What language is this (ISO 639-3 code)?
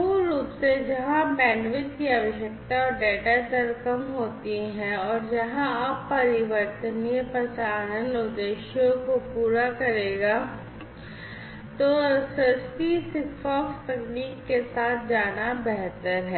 hin